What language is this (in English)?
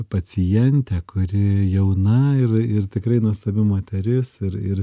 Lithuanian